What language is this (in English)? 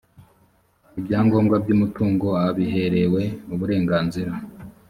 Kinyarwanda